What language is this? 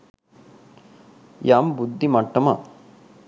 Sinhala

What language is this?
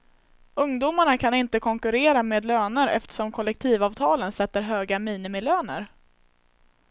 Swedish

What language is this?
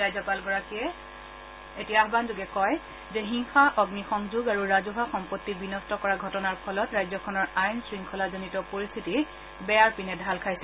Assamese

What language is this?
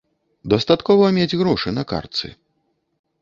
Belarusian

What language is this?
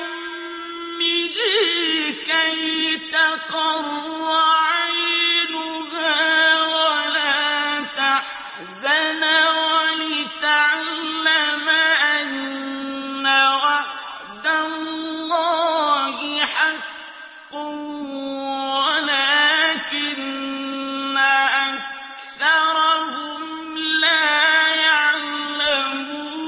Arabic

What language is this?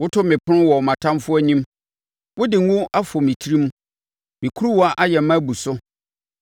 Akan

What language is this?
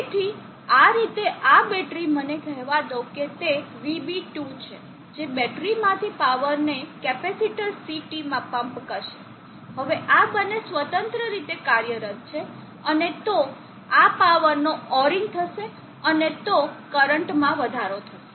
Gujarati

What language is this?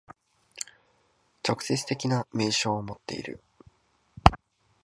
Japanese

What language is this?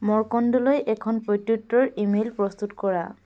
Assamese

